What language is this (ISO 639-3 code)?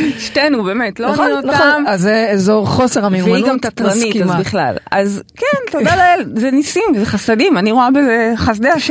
heb